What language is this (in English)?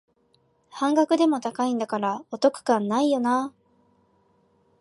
Japanese